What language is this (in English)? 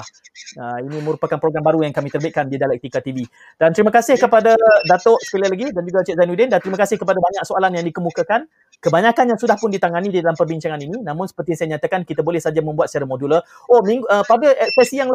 Malay